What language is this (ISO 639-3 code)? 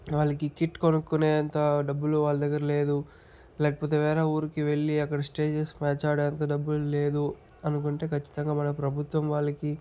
tel